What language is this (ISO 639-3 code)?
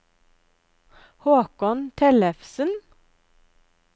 nor